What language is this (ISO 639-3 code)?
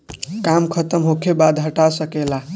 bho